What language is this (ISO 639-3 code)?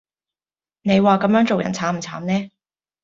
yue